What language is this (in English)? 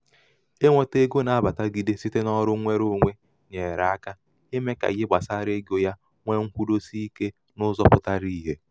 Igbo